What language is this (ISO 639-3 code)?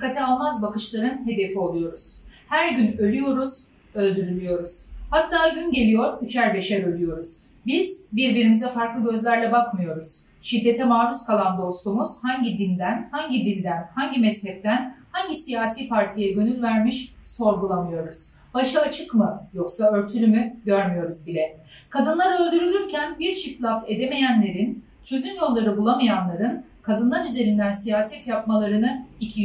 tur